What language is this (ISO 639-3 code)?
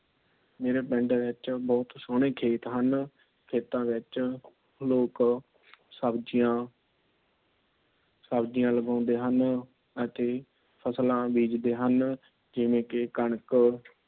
pan